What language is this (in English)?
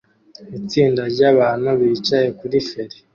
Kinyarwanda